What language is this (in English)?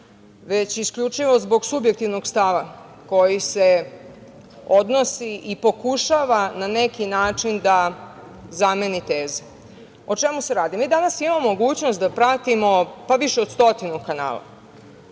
Serbian